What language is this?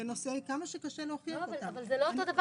Hebrew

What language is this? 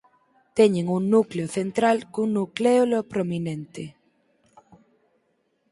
Galician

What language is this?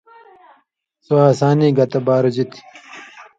Indus Kohistani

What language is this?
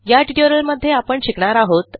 Marathi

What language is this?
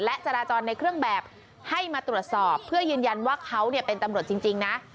Thai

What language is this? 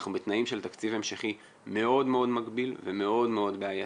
Hebrew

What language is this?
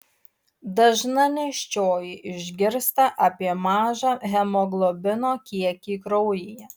Lithuanian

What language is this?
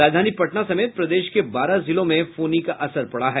Hindi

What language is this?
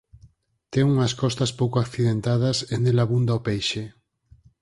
Galician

